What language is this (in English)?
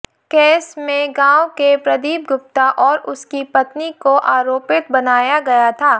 Hindi